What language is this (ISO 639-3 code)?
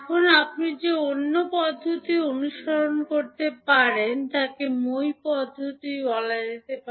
ben